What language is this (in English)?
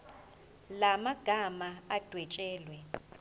Zulu